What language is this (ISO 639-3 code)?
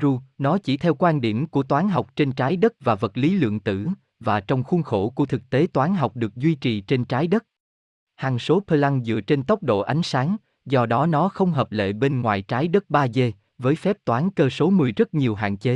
vie